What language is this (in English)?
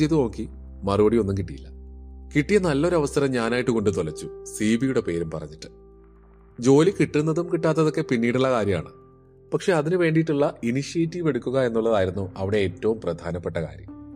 Malayalam